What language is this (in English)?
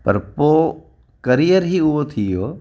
Sindhi